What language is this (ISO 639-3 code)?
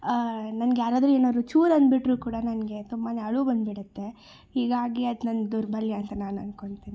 kan